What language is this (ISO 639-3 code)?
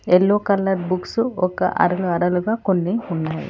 tel